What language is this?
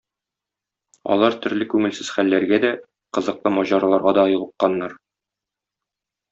Tatar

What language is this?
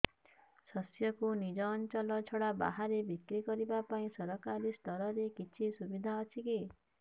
Odia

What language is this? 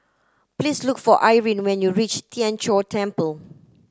English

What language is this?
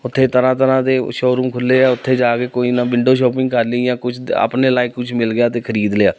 Punjabi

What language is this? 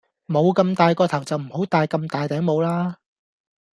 Cantonese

